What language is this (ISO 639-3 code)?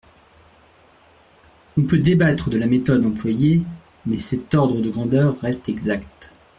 fra